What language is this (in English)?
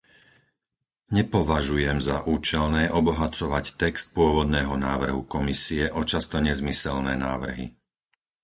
Slovak